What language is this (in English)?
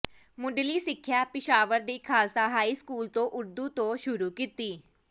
Punjabi